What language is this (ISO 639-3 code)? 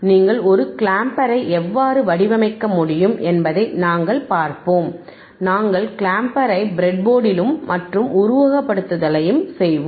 tam